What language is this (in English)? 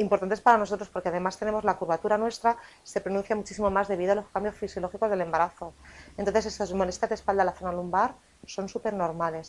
Spanish